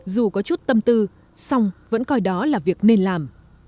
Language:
Vietnamese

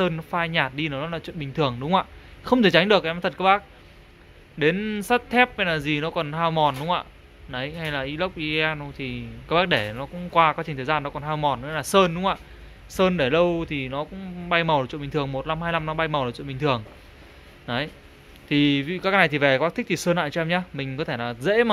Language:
Vietnamese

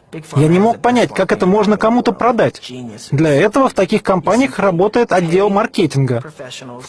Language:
Russian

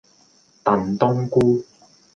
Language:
Cantonese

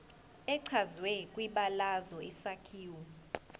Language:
Zulu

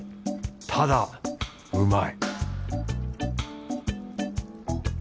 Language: Japanese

